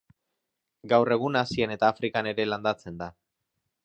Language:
Basque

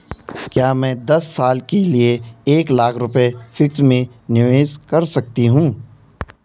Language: Hindi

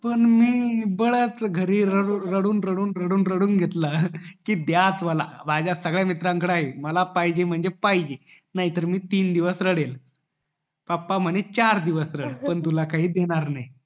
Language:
Marathi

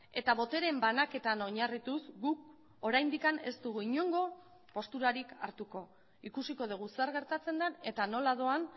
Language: Basque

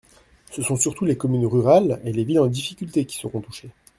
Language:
French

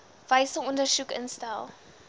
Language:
Afrikaans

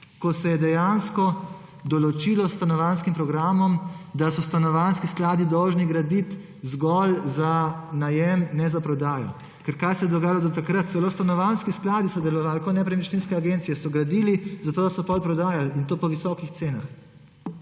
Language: Slovenian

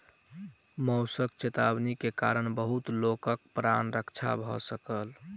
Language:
Maithili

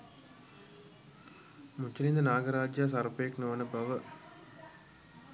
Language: Sinhala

